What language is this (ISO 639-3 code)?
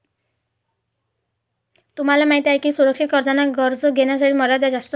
mar